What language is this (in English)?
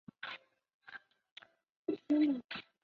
Chinese